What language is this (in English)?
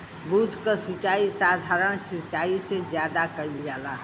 Bhojpuri